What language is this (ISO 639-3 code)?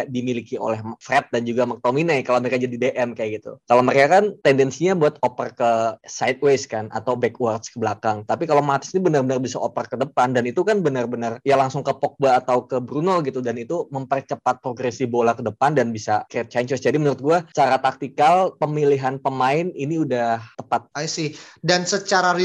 ind